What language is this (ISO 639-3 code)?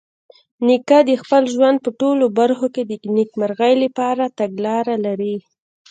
pus